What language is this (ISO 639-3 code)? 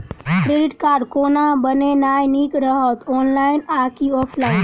mai